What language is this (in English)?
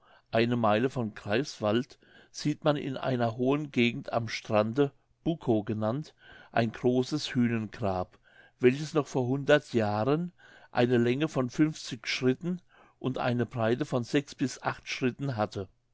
German